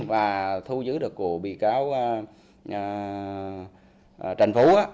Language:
Vietnamese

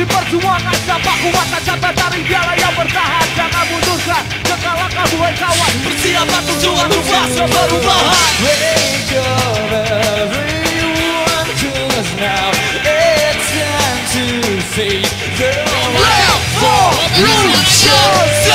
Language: Indonesian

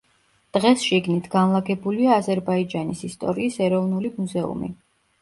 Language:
Georgian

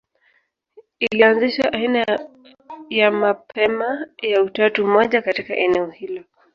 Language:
Swahili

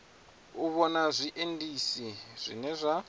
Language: Venda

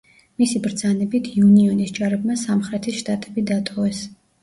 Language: Georgian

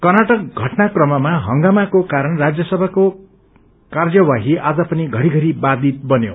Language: Nepali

